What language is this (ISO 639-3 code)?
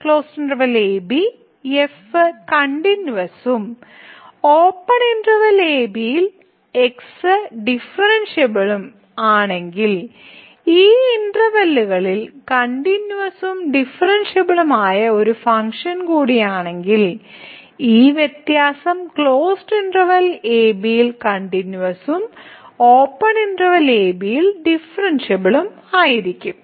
mal